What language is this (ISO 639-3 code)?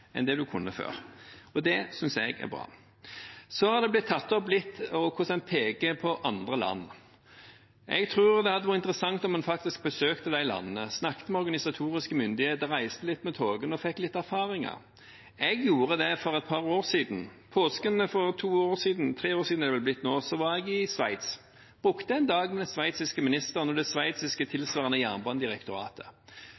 nob